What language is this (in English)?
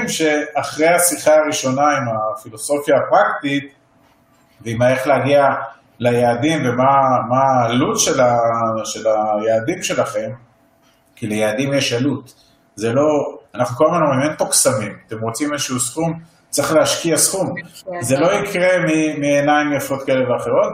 Hebrew